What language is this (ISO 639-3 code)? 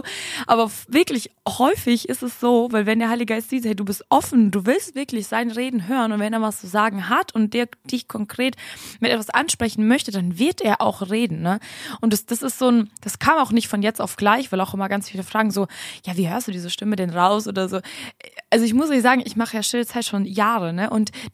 deu